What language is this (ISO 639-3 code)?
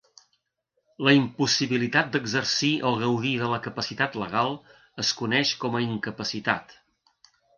cat